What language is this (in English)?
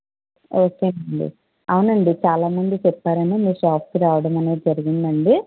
Telugu